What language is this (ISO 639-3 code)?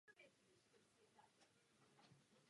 ces